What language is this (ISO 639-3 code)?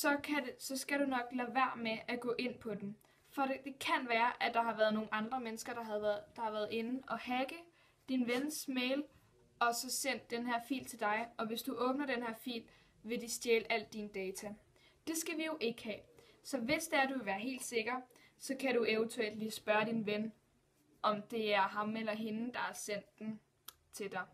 dan